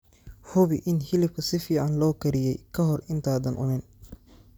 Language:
Somali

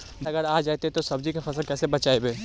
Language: Magahi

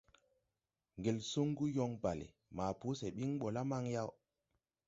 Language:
Tupuri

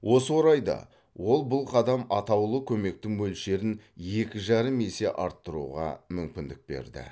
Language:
Kazakh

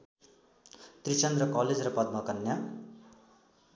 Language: Nepali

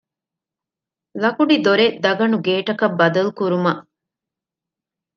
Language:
Divehi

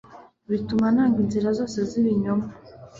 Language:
Kinyarwanda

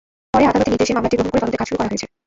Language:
Bangla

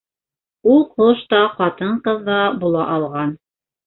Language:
Bashkir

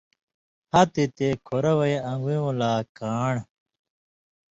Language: Indus Kohistani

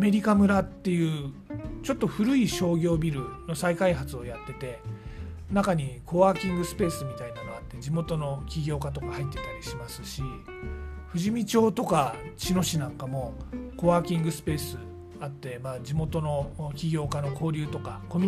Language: Japanese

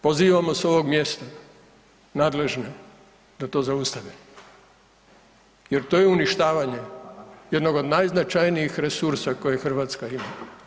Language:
Croatian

